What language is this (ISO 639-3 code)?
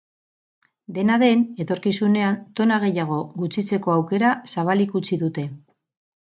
eus